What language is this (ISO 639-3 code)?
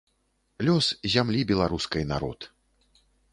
bel